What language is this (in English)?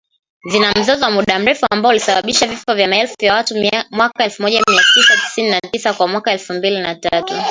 Swahili